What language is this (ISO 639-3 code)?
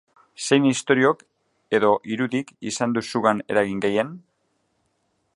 eus